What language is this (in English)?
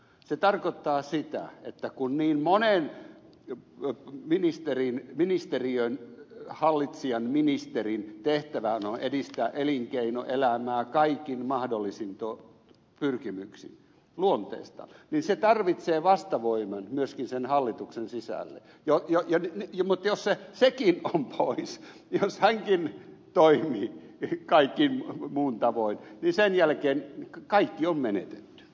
Finnish